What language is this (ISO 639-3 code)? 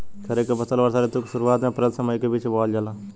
bho